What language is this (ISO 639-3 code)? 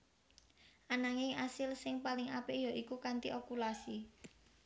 jav